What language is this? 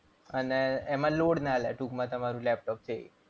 Gujarati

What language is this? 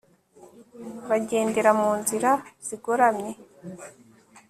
Kinyarwanda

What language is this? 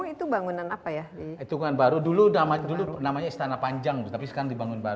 Indonesian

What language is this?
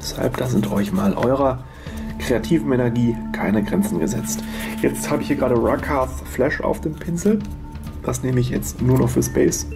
German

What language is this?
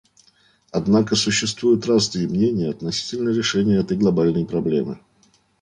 Russian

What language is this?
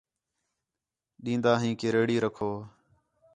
Khetrani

